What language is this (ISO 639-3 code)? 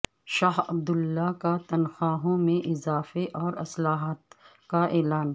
urd